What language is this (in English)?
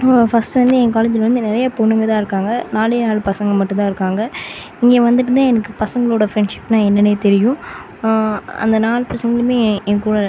Tamil